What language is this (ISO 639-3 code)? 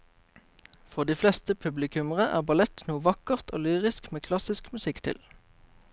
nor